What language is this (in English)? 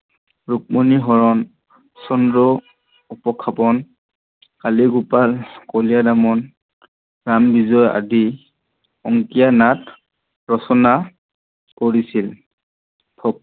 Assamese